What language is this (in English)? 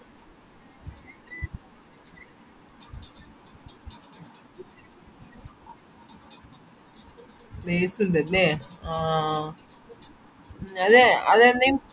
Malayalam